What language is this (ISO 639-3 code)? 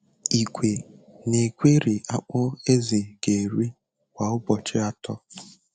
ibo